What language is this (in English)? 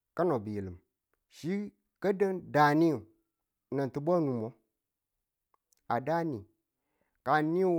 Tula